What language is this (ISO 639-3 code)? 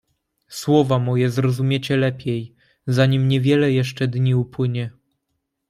pol